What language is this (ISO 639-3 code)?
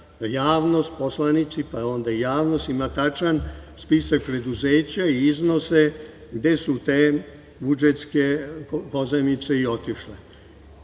srp